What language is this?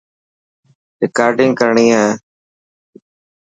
Dhatki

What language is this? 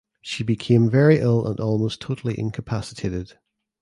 English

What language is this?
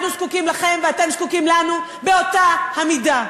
Hebrew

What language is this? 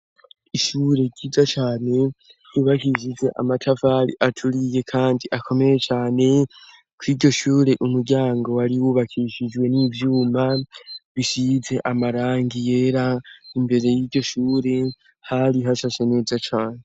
Rundi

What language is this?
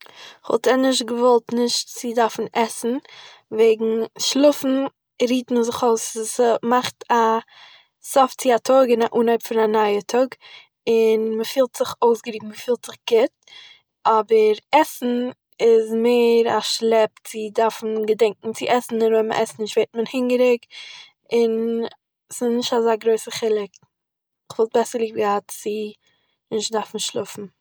Yiddish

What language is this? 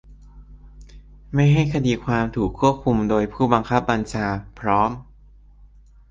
Thai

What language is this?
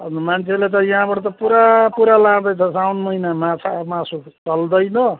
Nepali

